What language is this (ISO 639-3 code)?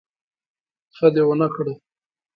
pus